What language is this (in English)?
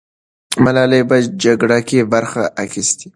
Pashto